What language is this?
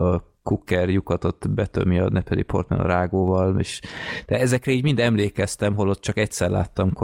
Hungarian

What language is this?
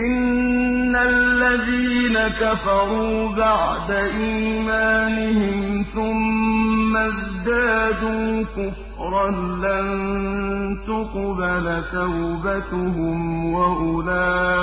Arabic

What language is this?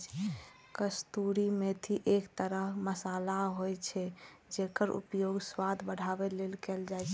Maithili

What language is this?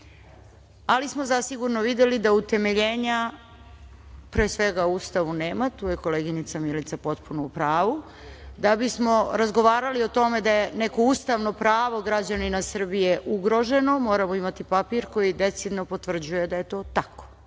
Serbian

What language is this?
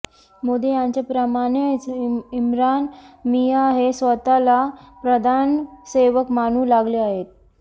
Marathi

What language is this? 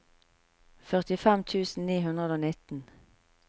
Norwegian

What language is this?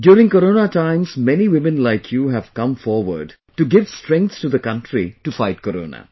English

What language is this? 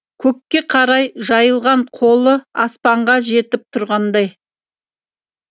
Kazakh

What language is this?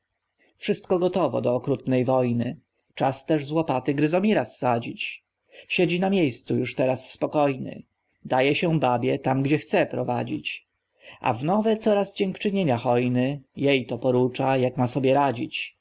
Polish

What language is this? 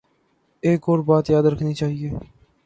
Urdu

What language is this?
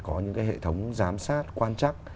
Vietnamese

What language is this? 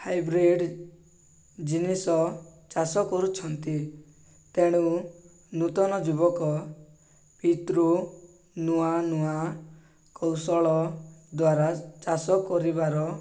Odia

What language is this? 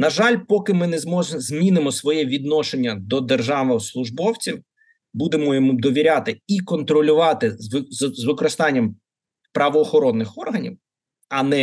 Ukrainian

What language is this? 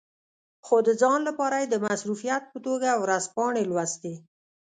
Pashto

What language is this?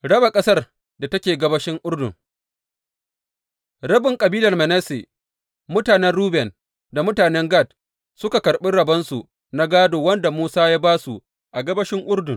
Hausa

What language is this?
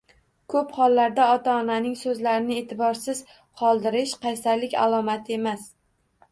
Uzbek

